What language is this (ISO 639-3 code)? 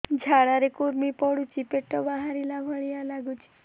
ori